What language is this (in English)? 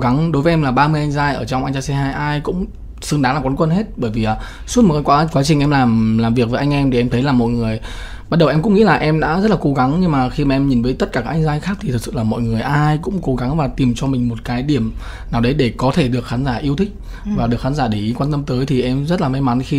Vietnamese